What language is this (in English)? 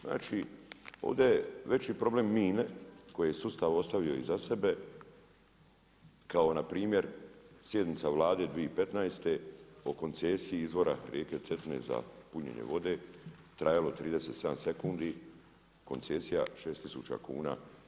Croatian